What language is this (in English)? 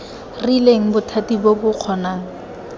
Tswana